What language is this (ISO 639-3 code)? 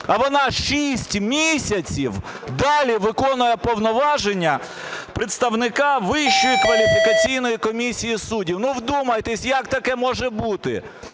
ukr